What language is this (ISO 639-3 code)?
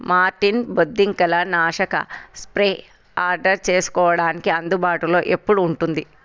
tel